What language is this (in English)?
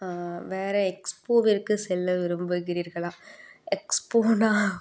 Tamil